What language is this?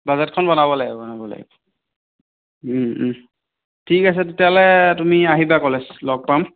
Assamese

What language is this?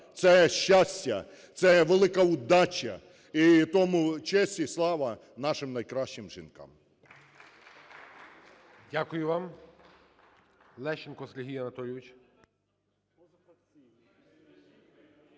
Ukrainian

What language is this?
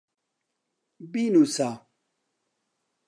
Central Kurdish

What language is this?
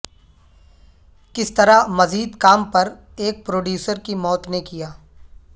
Urdu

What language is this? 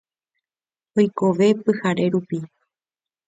Guarani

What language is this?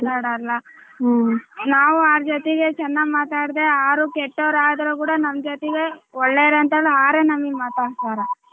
Kannada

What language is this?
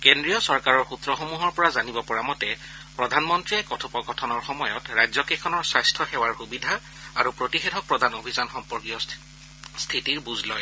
Assamese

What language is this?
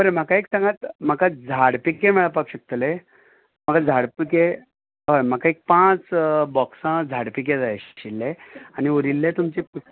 Konkani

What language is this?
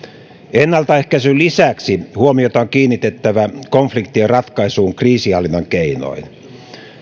Finnish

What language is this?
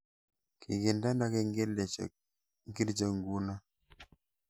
Kalenjin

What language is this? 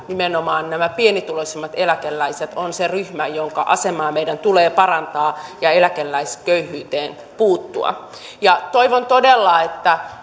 Finnish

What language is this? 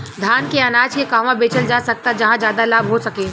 Bhojpuri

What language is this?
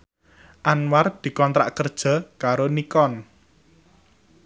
Javanese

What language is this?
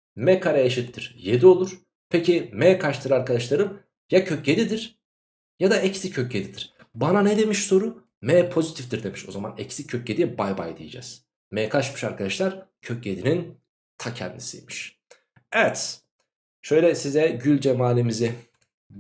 Turkish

